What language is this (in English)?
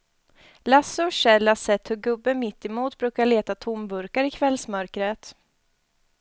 Swedish